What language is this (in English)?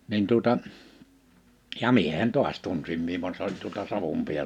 Finnish